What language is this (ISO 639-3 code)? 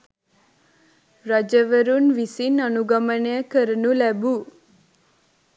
sin